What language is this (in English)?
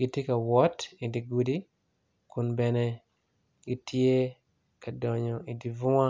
Acoli